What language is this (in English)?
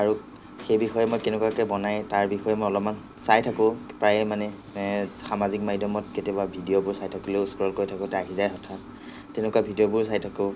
Assamese